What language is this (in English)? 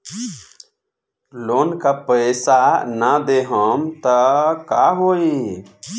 Bhojpuri